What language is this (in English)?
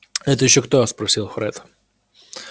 Russian